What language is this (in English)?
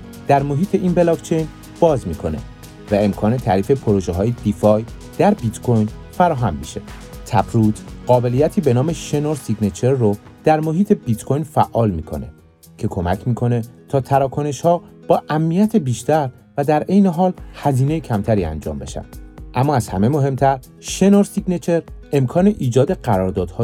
Persian